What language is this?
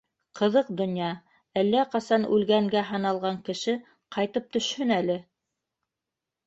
Bashkir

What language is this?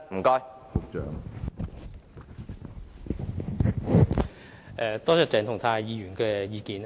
Cantonese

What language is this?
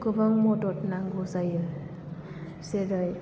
Bodo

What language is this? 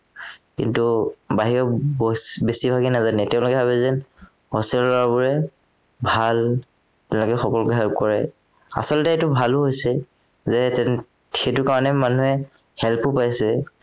Assamese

